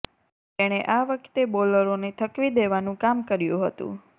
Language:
Gujarati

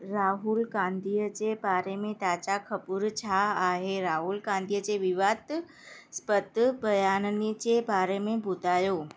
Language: Sindhi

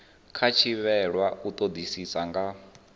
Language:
Venda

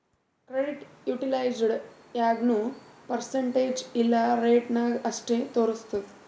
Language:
Kannada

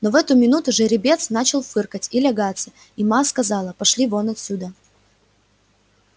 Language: Russian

